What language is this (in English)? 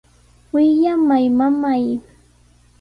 Sihuas Ancash Quechua